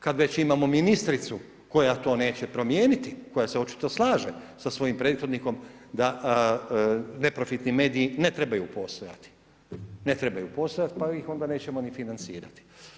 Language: Croatian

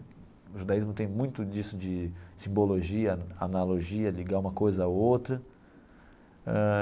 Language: Portuguese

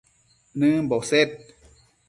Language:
Matsés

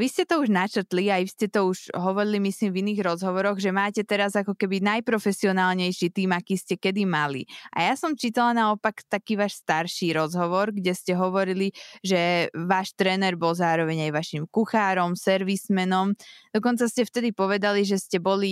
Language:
Slovak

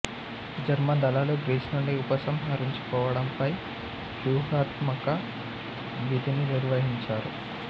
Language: Telugu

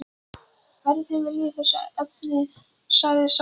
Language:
Icelandic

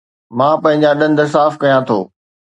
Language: Sindhi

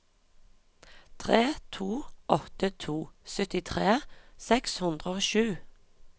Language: Norwegian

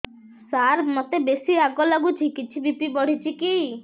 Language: Odia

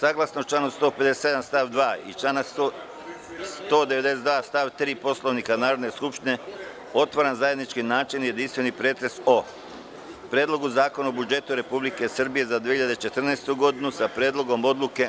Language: Serbian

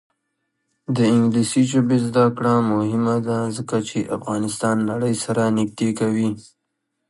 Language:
Pashto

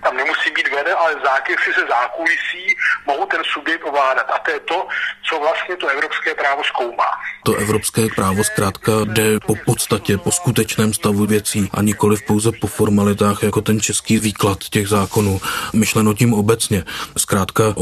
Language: Czech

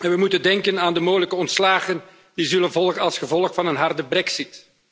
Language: Dutch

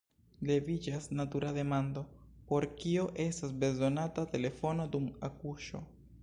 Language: Esperanto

